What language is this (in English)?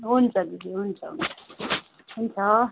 Nepali